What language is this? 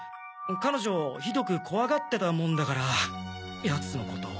Japanese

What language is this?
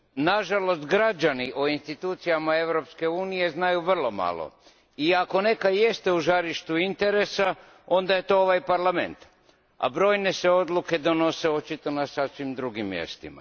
Croatian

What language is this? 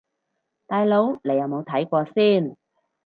Cantonese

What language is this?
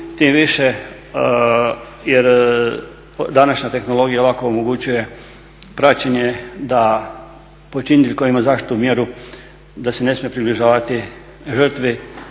Croatian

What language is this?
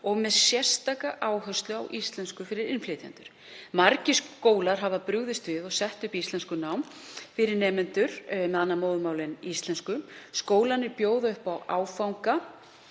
Icelandic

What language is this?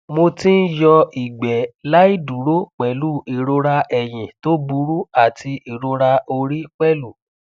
Yoruba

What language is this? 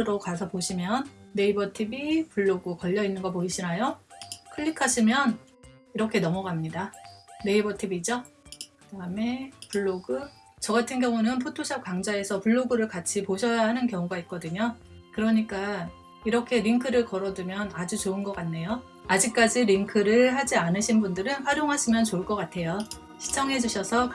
Korean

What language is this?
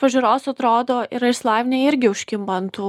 Lithuanian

